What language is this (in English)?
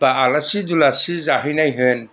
Bodo